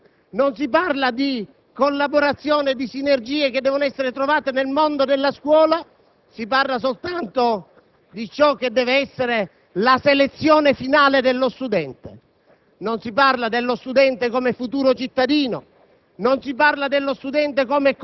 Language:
Italian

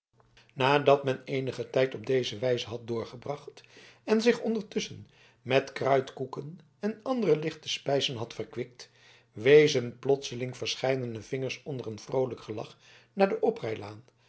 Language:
Dutch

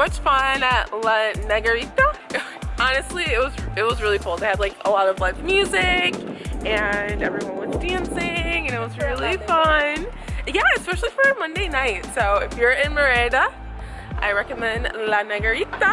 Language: English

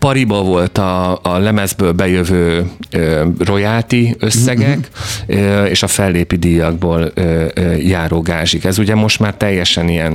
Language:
Hungarian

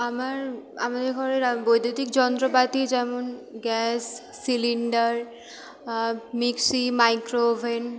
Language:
Bangla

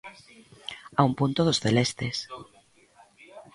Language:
Galician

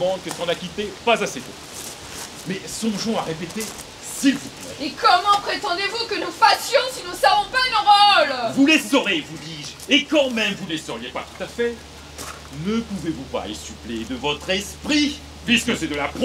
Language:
French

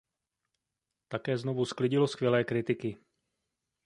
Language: Czech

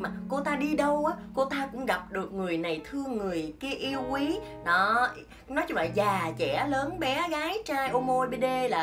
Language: Vietnamese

